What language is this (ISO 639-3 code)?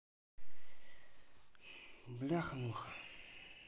rus